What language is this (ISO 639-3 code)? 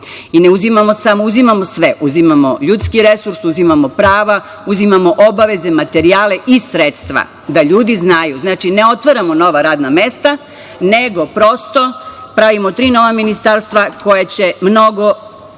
srp